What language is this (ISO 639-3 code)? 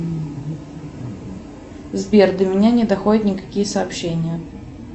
rus